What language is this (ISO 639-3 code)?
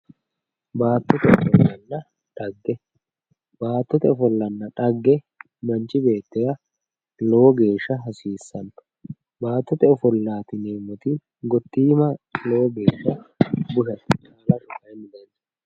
sid